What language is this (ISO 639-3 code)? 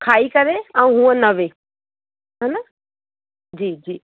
snd